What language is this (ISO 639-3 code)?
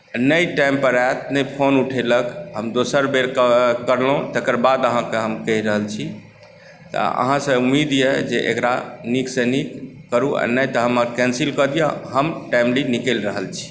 mai